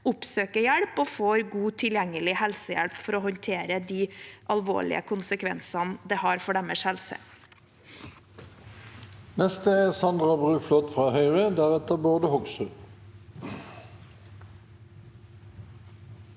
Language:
Norwegian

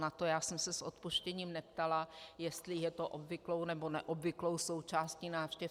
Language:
Czech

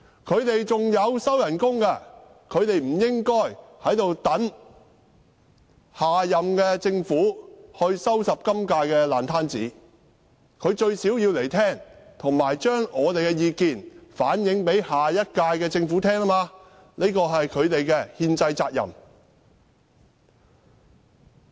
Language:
Cantonese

